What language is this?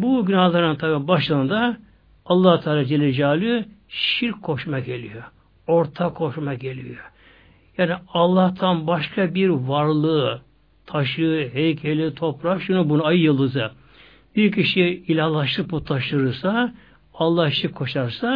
Turkish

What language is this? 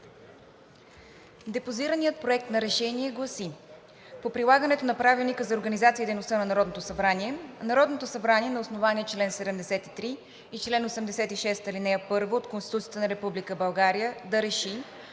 Bulgarian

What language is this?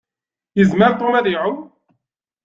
Kabyle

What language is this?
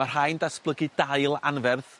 Welsh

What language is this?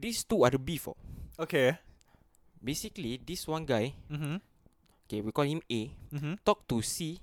Malay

